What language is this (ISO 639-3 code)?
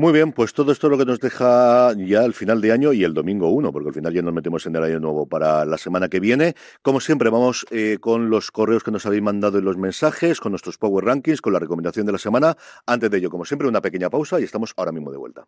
spa